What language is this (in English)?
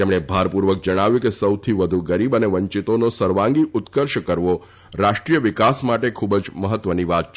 Gujarati